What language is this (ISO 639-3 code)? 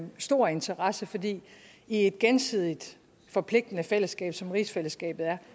dan